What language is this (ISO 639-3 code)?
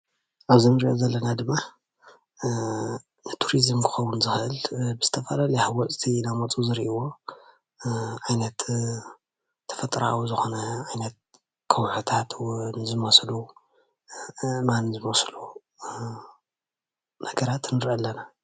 tir